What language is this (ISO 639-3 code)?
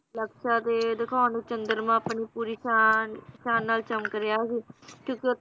pan